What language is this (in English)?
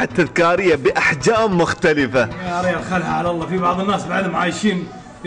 Arabic